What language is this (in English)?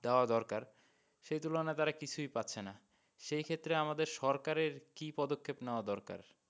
Bangla